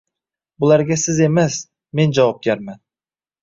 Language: Uzbek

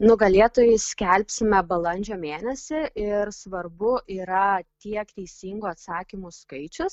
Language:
Lithuanian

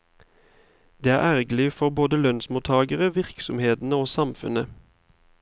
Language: Norwegian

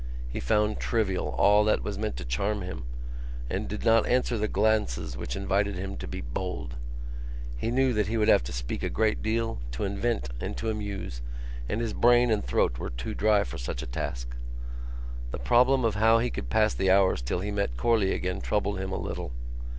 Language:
English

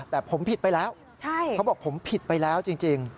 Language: Thai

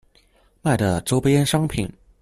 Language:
Chinese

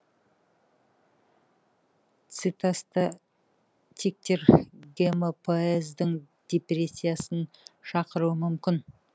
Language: Kazakh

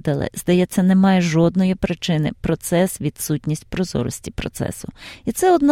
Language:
Ukrainian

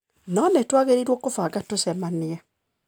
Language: Kikuyu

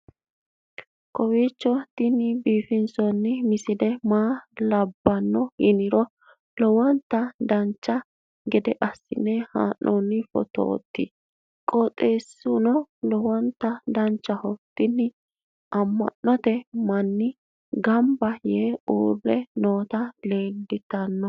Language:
Sidamo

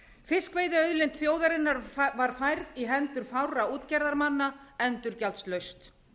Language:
Icelandic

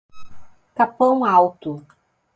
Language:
Portuguese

